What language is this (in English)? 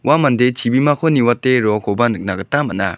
Garo